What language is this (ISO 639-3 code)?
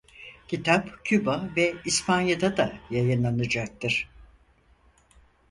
tur